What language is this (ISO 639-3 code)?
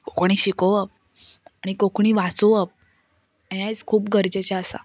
kok